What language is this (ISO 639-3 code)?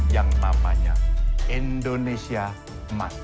ind